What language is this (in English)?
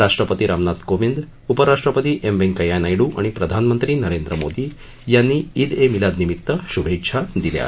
Marathi